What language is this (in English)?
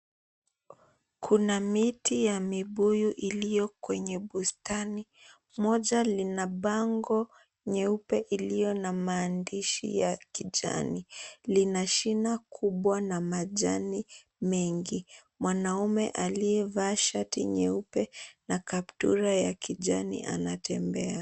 Swahili